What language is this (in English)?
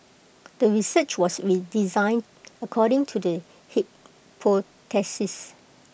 English